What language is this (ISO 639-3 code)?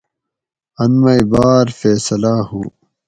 gwc